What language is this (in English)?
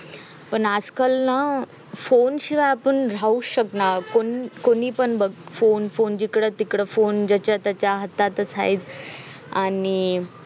Marathi